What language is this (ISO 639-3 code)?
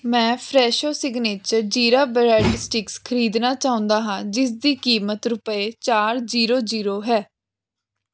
pan